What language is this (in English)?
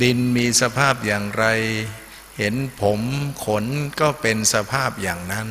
Thai